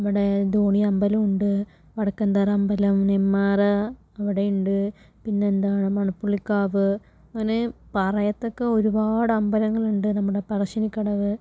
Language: Malayalam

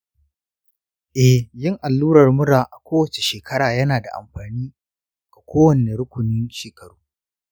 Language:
Hausa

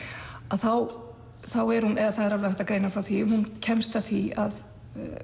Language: Icelandic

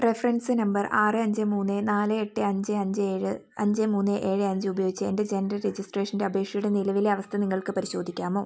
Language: Malayalam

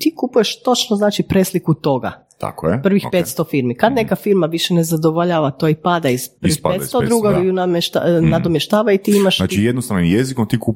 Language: Croatian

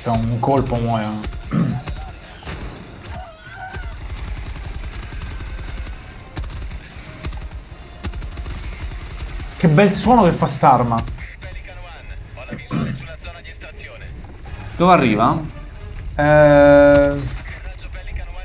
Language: Italian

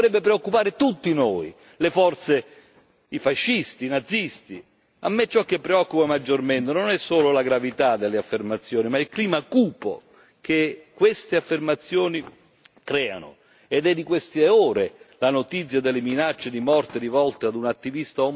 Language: Italian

